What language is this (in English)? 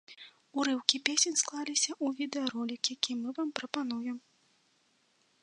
Belarusian